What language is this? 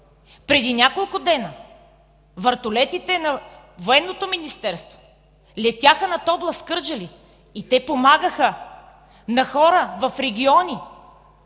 Bulgarian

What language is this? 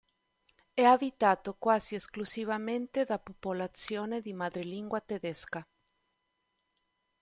Italian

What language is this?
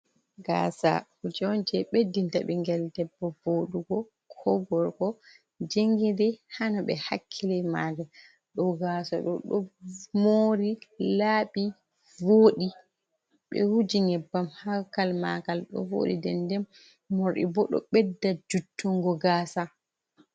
Fula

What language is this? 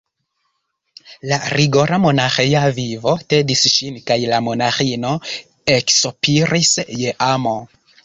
Esperanto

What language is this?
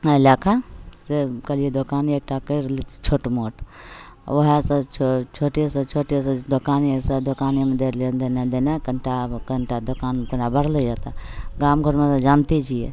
Maithili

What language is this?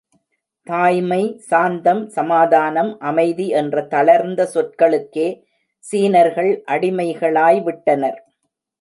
Tamil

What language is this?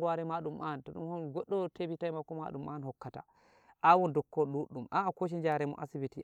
Nigerian Fulfulde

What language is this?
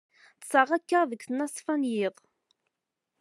Kabyle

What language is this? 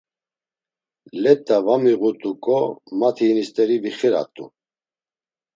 Laz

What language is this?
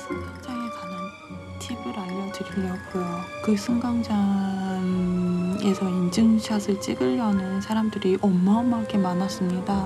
Korean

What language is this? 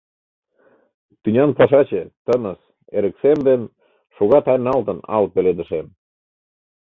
Mari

